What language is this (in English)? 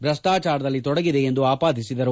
Kannada